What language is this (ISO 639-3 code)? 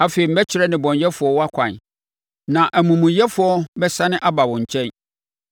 aka